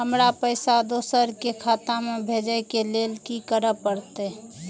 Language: Maithili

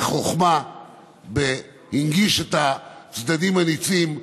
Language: Hebrew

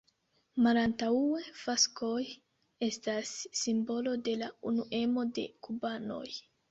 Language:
Esperanto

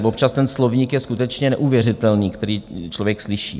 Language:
Czech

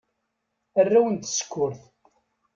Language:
Kabyle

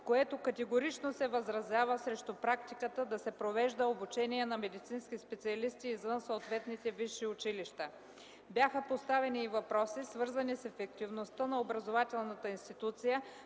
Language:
Bulgarian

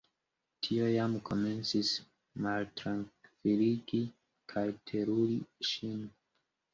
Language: Esperanto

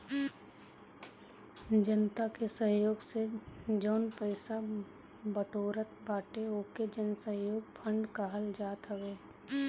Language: Bhojpuri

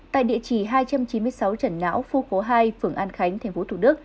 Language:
Vietnamese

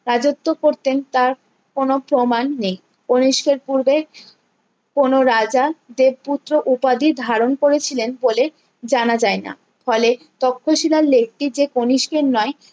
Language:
Bangla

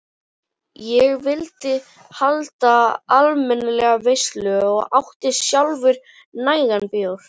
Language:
Icelandic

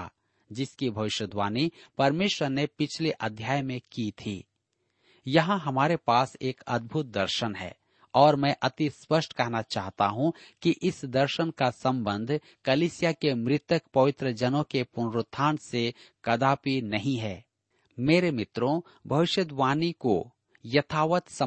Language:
Hindi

